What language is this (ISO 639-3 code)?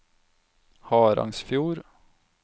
nor